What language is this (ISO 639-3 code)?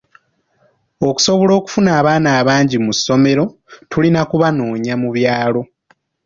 lug